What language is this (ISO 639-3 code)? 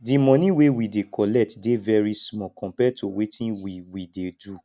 pcm